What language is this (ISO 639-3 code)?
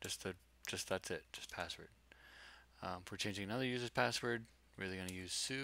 eng